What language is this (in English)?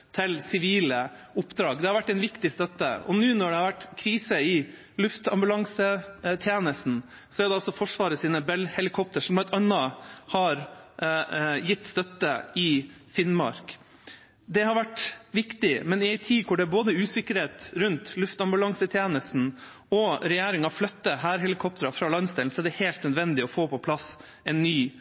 Norwegian Bokmål